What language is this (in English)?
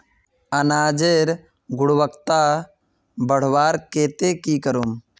Magahi